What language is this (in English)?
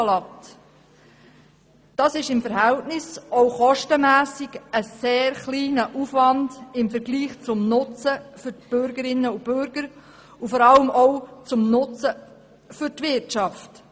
Swiss German